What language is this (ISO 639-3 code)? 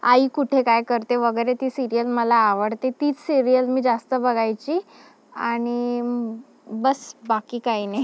mar